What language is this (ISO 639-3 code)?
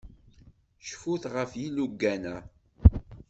kab